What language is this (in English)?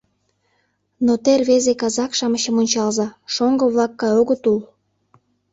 Mari